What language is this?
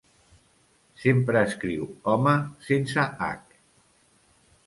Catalan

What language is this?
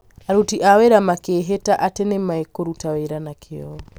Kikuyu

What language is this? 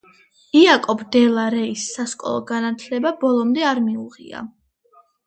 Georgian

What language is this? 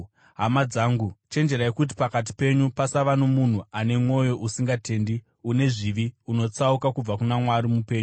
Shona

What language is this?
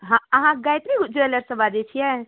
Maithili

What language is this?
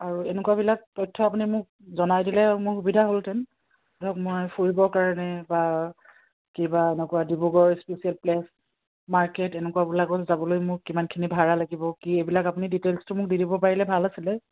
Assamese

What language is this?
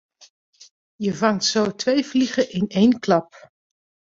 Dutch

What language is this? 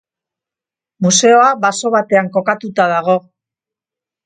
Basque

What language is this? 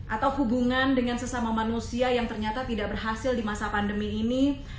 Indonesian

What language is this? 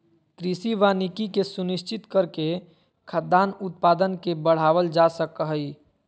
Magahi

